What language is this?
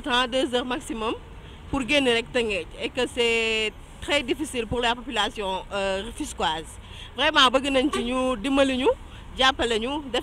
French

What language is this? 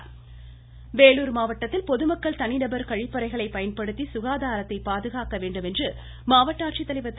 Tamil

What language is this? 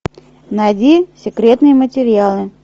Russian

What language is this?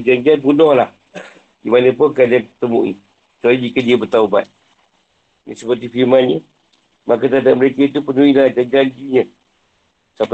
Malay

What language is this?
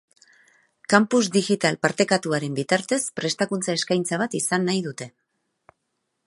Basque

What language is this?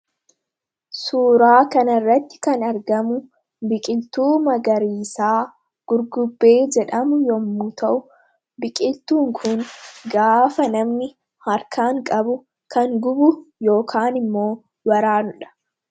Oromo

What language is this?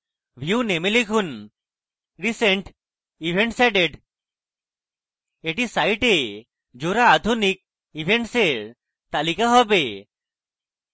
Bangla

